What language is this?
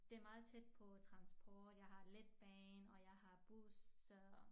Danish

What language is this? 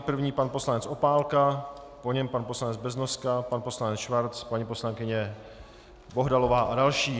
Czech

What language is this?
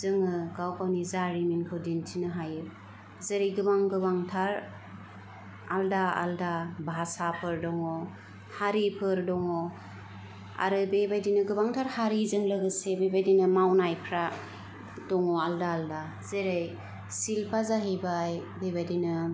Bodo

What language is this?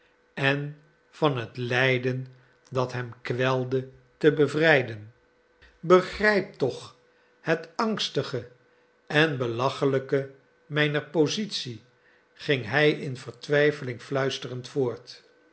Dutch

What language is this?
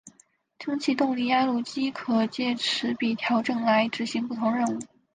Chinese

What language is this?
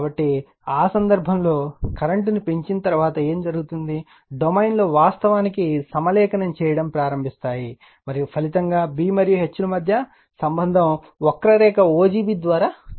Telugu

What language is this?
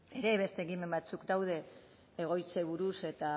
Basque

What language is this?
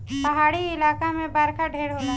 Bhojpuri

